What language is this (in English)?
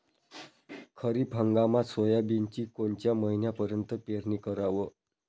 Marathi